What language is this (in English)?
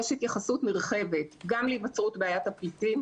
Hebrew